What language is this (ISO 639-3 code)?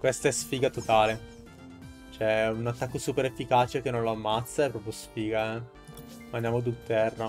ita